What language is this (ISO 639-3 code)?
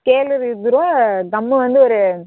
tam